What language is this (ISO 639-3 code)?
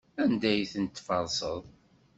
kab